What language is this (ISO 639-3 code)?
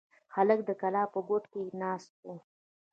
pus